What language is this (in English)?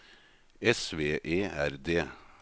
Norwegian